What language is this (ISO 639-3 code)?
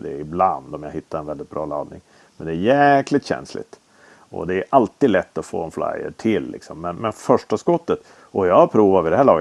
swe